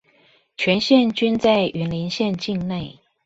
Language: Chinese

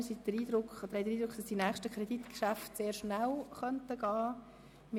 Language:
Swiss German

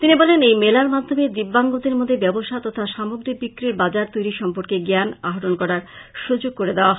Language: Bangla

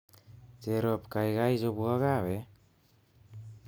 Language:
Kalenjin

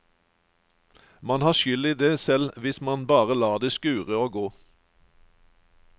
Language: Norwegian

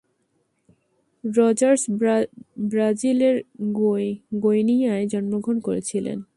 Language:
Bangla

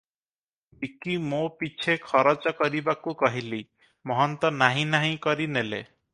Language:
Odia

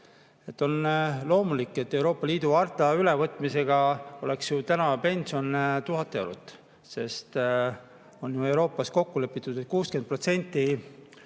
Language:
Estonian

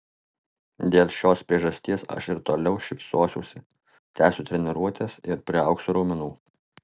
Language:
Lithuanian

